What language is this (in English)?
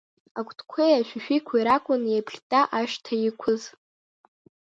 Abkhazian